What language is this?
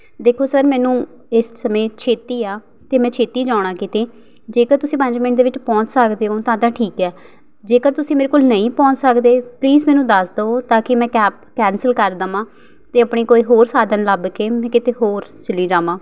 Punjabi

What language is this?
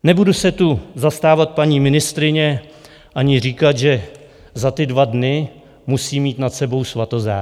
Czech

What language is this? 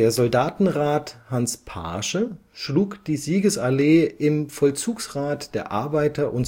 German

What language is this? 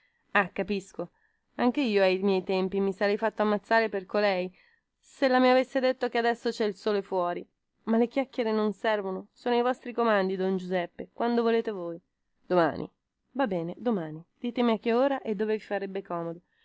Italian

